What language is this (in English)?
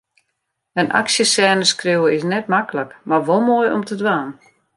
Western Frisian